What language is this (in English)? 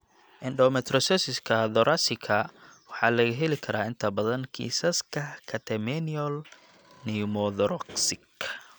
Somali